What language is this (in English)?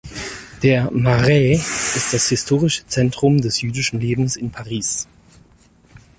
German